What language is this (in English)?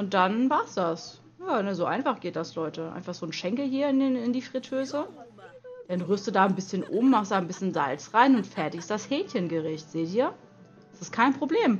German